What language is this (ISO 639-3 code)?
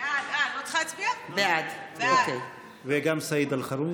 heb